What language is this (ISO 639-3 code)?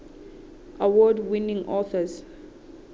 sot